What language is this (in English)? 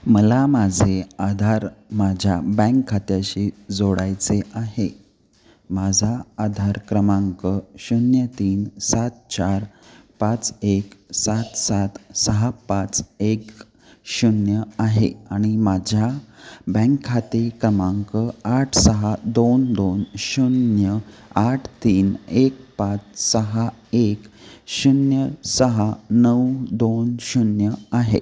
Marathi